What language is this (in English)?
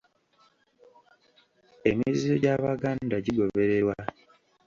Ganda